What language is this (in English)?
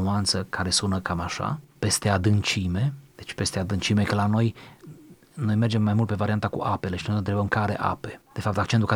Romanian